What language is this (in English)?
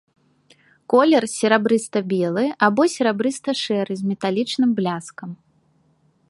Belarusian